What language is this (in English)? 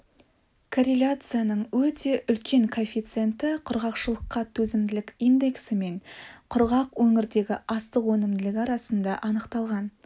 Kazakh